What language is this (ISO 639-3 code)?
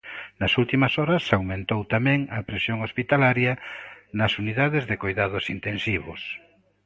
glg